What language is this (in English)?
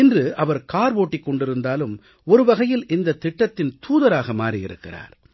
Tamil